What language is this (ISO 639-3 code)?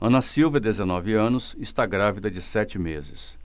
por